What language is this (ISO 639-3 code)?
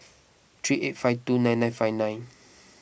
eng